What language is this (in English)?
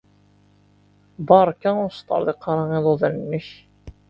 Kabyle